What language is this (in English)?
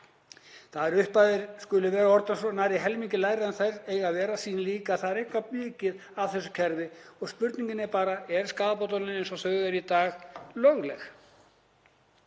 Icelandic